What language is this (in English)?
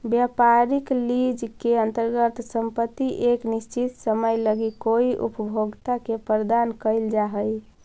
Magahi